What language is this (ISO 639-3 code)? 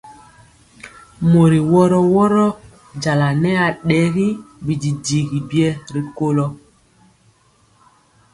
mcx